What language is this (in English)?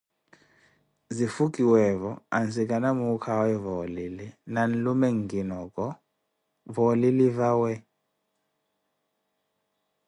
Koti